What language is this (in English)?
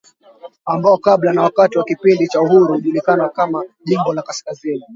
Swahili